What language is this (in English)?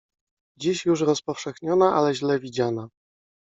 Polish